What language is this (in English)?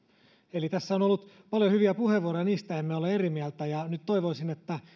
Finnish